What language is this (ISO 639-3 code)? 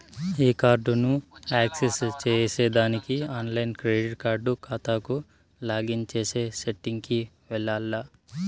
tel